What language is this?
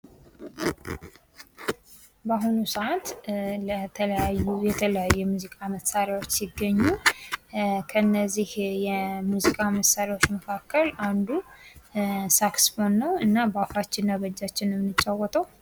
Amharic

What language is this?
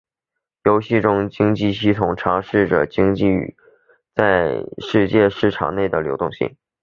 Chinese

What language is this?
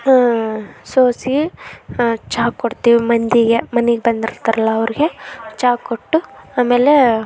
Kannada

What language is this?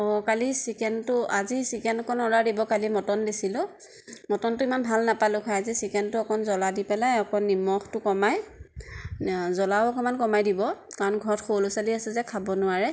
Assamese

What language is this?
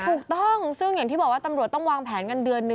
Thai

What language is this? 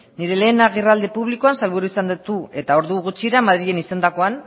Basque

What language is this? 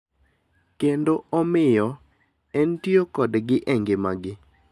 Luo (Kenya and Tanzania)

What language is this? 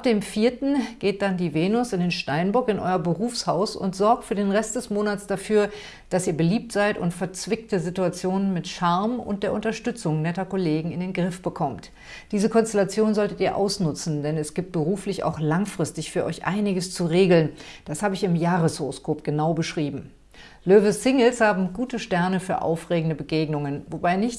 German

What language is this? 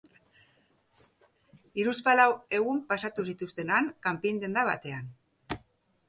Basque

